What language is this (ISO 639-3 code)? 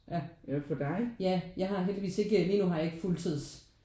dan